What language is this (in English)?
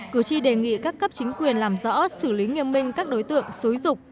Vietnamese